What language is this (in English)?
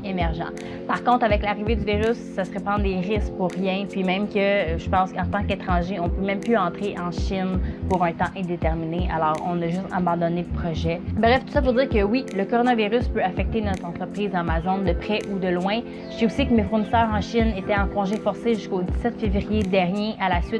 French